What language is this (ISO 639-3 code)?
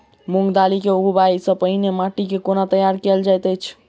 mai